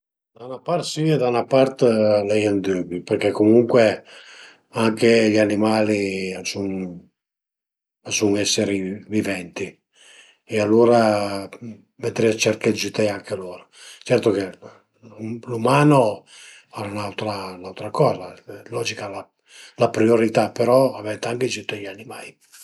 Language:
Piedmontese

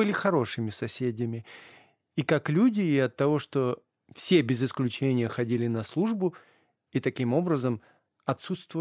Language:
Russian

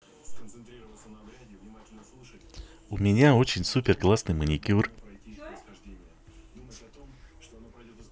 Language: Russian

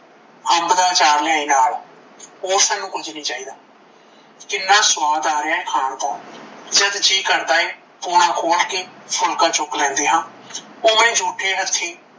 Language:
Punjabi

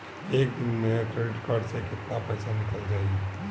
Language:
Bhojpuri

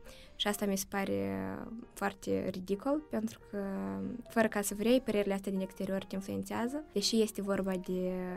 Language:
Romanian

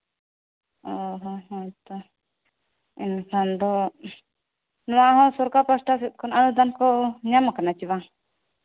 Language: Santali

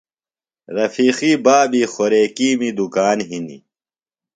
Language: Phalura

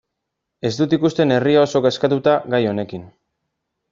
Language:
Basque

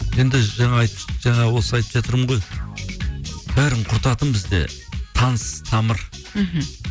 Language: Kazakh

